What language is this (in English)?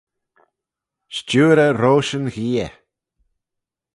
Manx